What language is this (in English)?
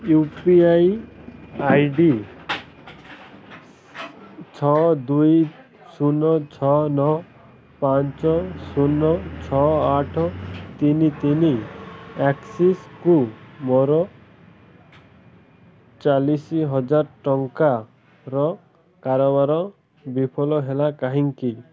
Odia